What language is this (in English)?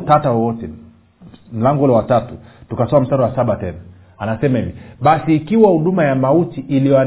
Swahili